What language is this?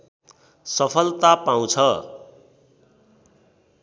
Nepali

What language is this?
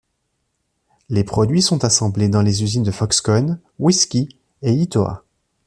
French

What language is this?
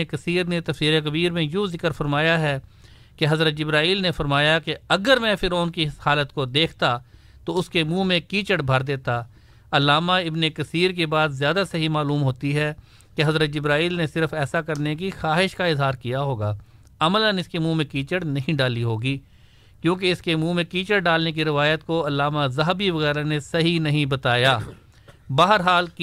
Urdu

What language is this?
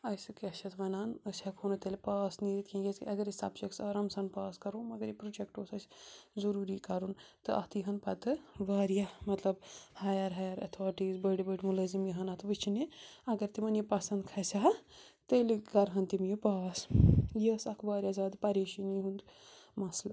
Kashmiri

